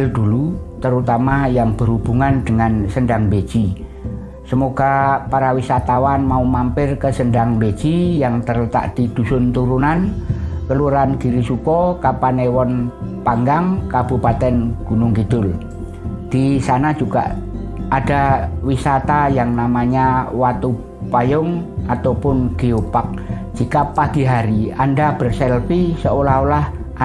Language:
Indonesian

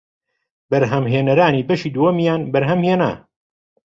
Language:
Central Kurdish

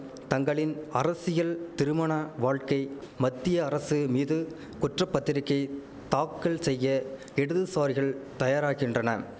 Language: Tamil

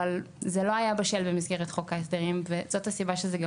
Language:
Hebrew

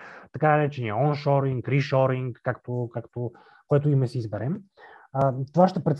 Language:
Bulgarian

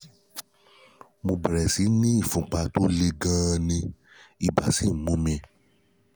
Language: Yoruba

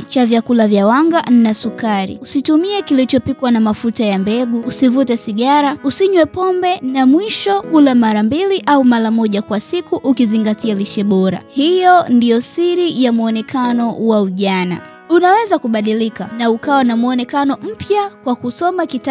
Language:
Swahili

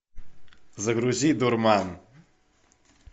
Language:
Russian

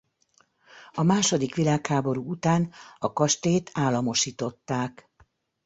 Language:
Hungarian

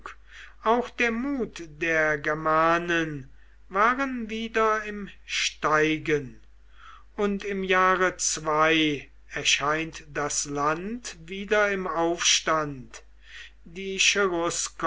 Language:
German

